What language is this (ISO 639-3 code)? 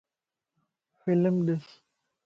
lss